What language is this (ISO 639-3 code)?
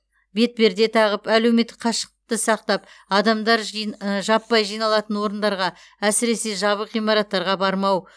kaz